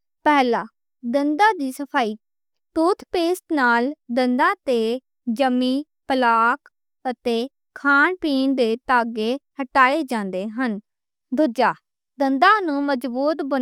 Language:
Western Panjabi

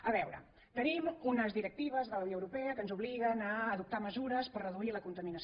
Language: Catalan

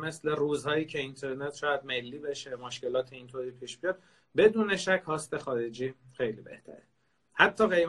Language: Persian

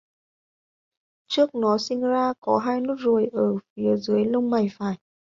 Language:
Vietnamese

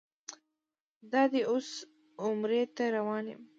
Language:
Pashto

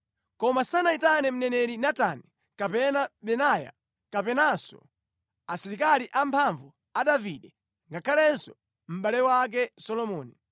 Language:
Nyanja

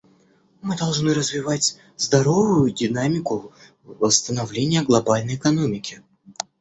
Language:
Russian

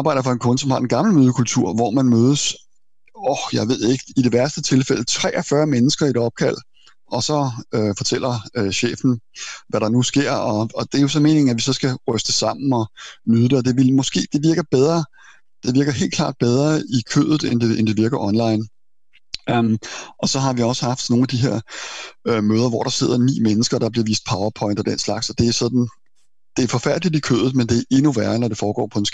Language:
Danish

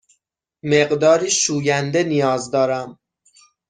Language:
Persian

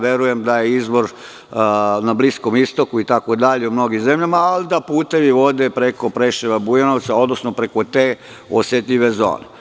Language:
Serbian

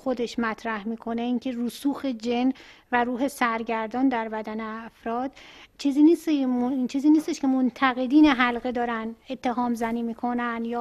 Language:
Persian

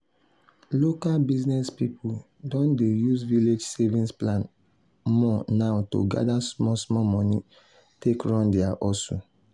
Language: Nigerian Pidgin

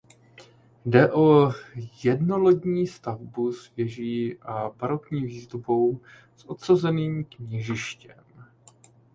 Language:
Czech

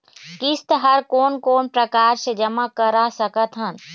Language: Chhattisgarhi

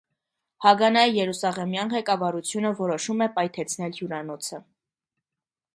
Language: Armenian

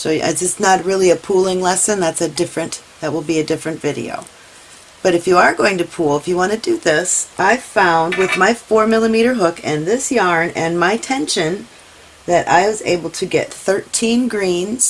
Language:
English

